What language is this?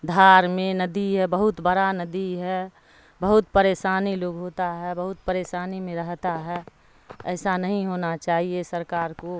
Urdu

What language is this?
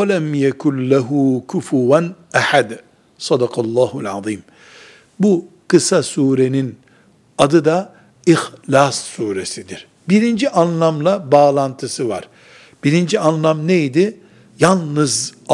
Turkish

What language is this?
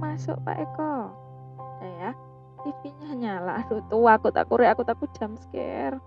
Indonesian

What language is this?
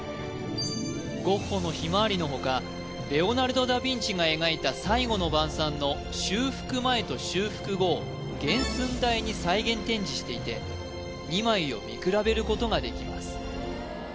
Japanese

